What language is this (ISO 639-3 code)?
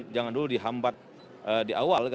ind